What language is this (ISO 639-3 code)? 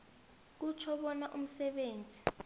nbl